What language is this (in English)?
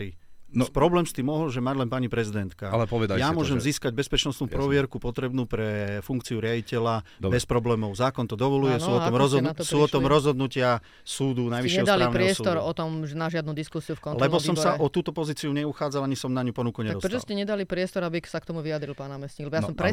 Slovak